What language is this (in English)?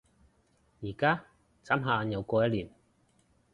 Cantonese